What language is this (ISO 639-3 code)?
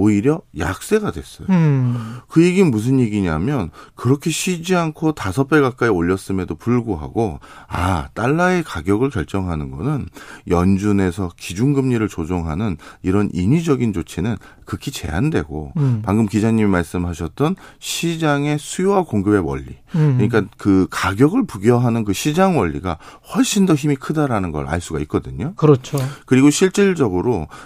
kor